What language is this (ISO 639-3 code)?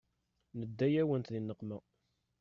kab